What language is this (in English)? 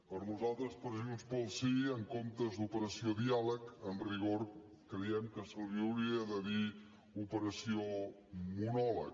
Catalan